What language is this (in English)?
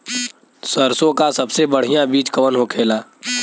Bhojpuri